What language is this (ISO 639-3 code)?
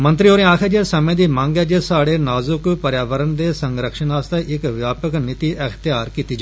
doi